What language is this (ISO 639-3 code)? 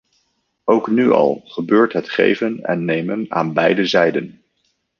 nld